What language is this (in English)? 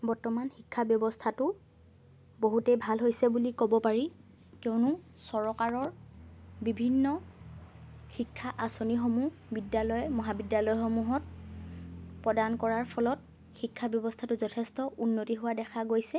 Assamese